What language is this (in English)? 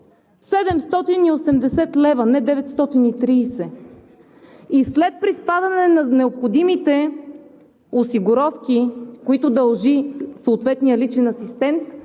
Bulgarian